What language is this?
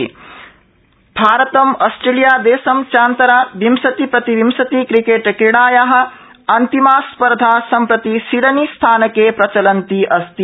Sanskrit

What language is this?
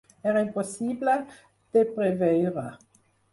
Catalan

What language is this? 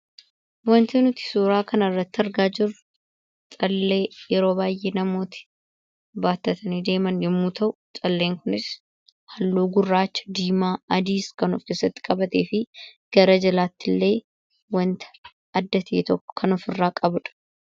Oromo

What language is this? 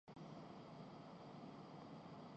Urdu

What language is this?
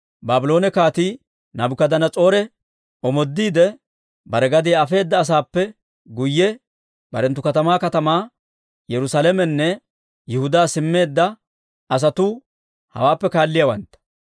Dawro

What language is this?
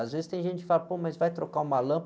Portuguese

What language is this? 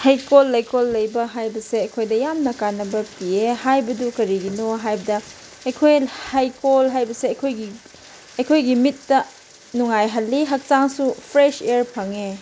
Manipuri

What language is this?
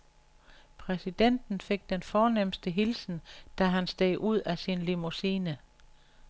Danish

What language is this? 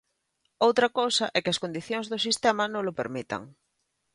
Galician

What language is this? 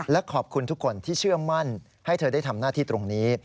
Thai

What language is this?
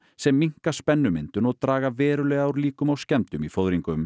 Icelandic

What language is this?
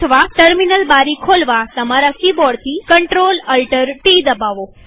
Gujarati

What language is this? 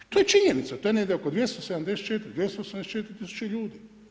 Croatian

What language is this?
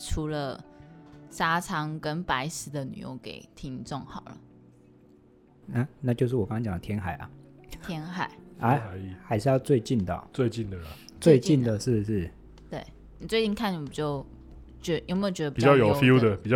Chinese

